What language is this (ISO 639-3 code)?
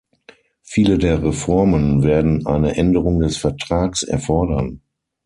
deu